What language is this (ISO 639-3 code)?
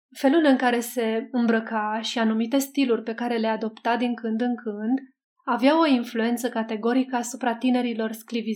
ron